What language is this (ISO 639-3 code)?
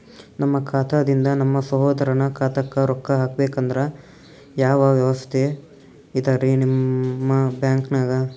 kan